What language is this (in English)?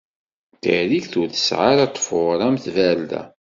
Kabyle